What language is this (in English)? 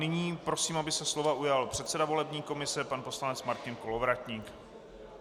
Czech